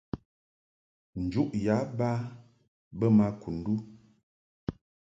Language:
Mungaka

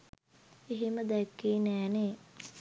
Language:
Sinhala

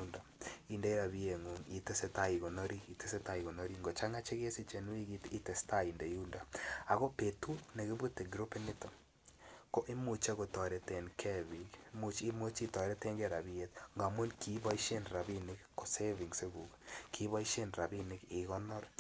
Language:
Kalenjin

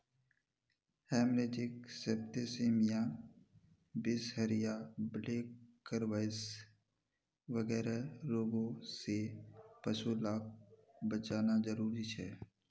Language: Magahi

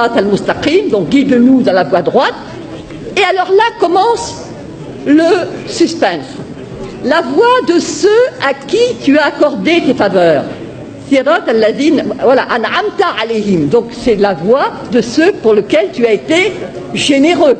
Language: French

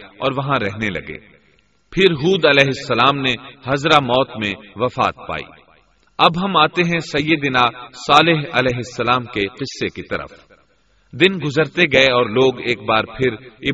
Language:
Urdu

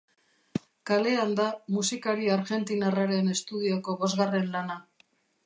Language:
Basque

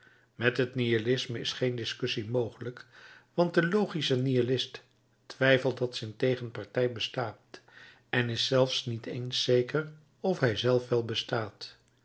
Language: Dutch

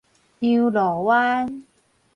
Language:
Min Nan Chinese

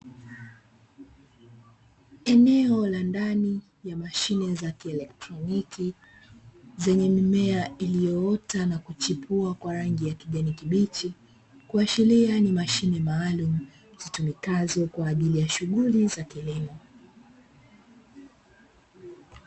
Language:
Swahili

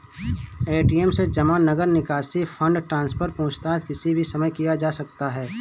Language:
Hindi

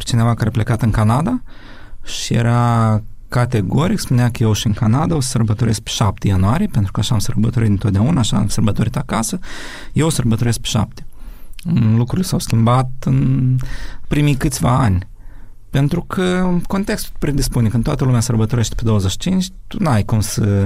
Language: Romanian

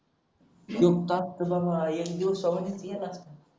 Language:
Marathi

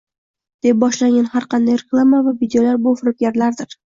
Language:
Uzbek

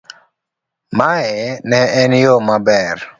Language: Luo (Kenya and Tanzania)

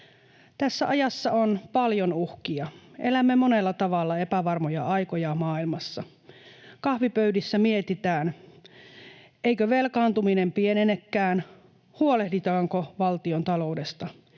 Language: Finnish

